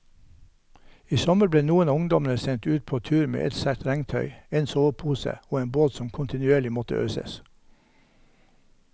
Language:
Norwegian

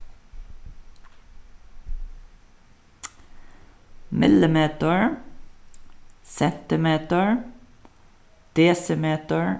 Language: Faroese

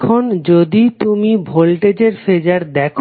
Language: Bangla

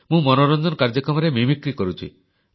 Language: Odia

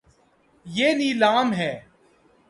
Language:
Urdu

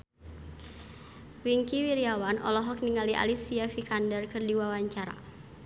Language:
Sundanese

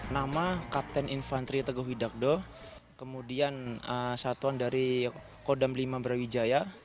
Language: Indonesian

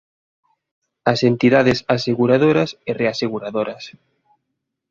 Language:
Galician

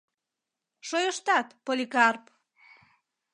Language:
Mari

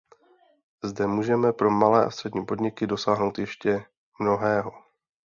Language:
Czech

